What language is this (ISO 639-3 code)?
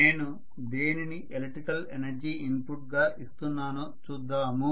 tel